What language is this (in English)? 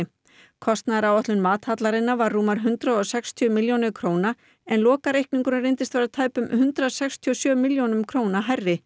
Icelandic